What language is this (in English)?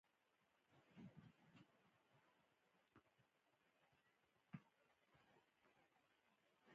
Pashto